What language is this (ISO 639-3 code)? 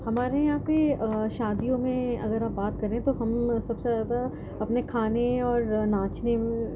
urd